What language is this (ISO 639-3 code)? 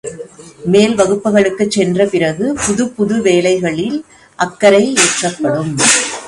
tam